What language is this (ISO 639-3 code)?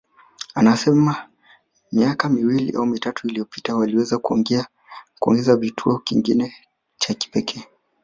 swa